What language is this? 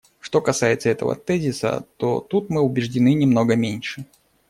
Russian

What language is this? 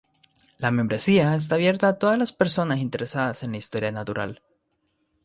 Spanish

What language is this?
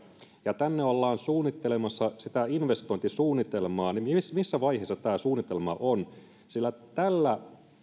Finnish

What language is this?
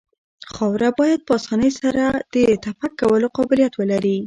Pashto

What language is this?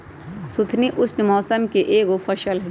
Magahi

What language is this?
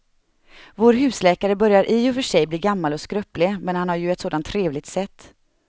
Swedish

